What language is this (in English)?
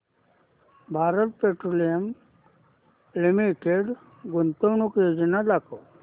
Marathi